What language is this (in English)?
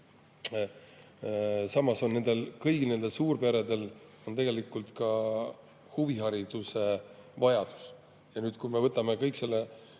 Estonian